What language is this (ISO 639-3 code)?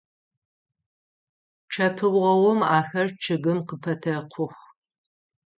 ady